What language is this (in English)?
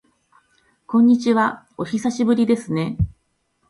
Japanese